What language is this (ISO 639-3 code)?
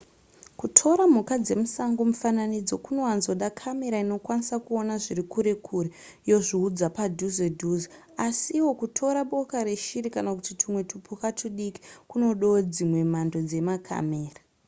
sna